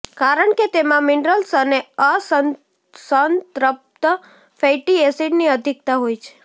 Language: Gujarati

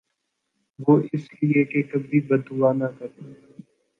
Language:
Urdu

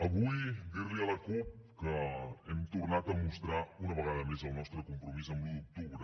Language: Catalan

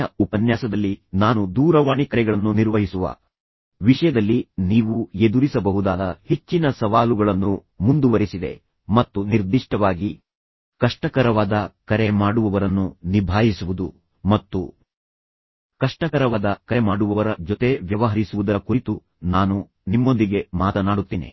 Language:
Kannada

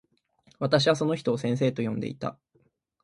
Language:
Japanese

